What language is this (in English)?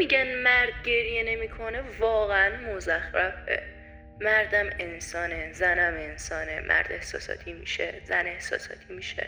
Persian